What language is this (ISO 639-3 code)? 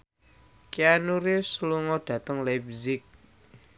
jav